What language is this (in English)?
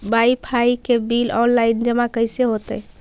Magahi